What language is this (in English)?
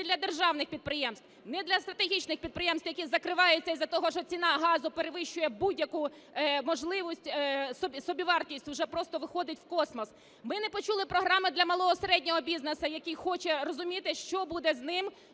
Ukrainian